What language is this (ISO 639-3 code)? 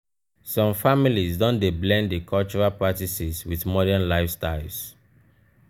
pcm